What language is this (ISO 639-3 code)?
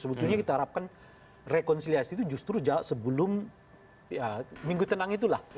ind